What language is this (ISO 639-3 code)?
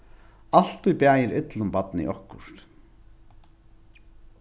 fao